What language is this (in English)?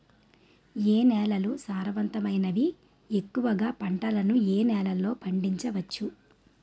Telugu